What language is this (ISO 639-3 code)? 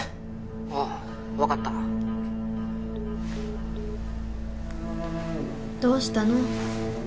jpn